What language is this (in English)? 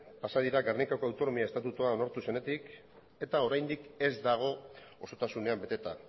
Basque